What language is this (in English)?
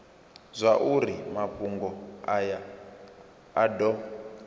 Venda